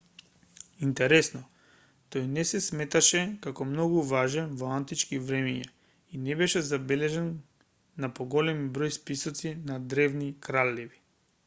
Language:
Macedonian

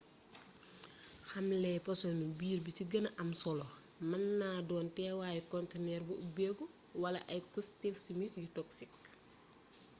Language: Wolof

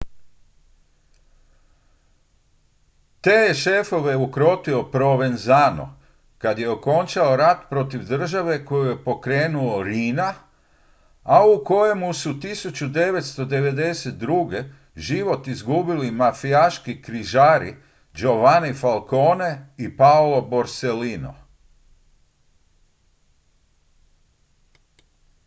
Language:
Croatian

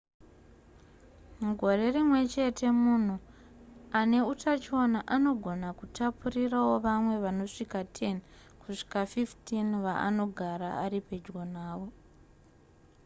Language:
Shona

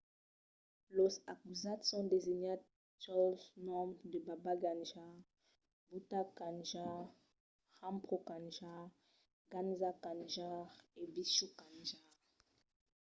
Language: Occitan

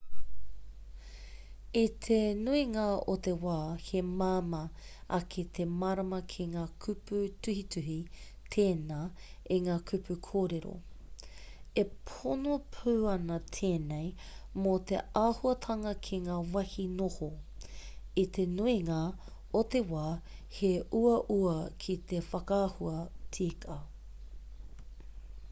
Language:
Māori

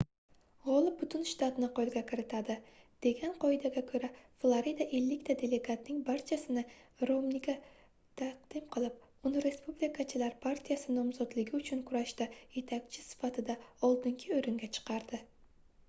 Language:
Uzbek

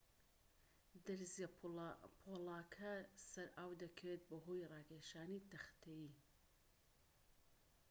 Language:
Central Kurdish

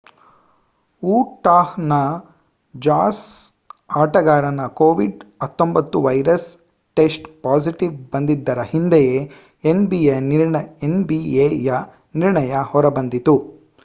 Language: Kannada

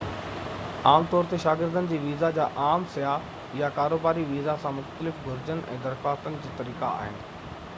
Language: Sindhi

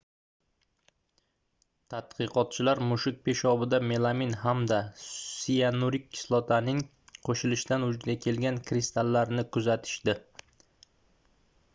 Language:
Uzbek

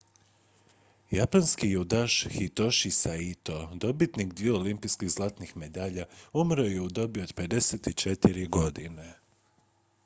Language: Croatian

